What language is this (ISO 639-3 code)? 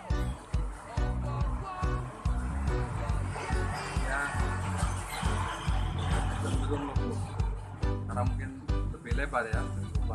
ind